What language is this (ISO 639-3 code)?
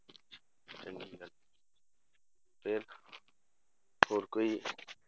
pan